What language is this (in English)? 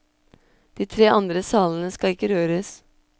Norwegian